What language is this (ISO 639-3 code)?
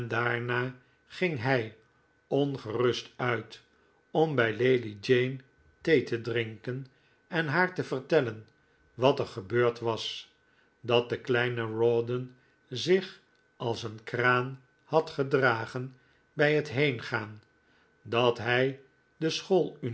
nld